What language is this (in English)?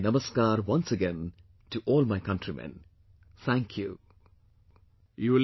English